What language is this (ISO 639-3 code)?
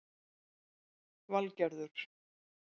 isl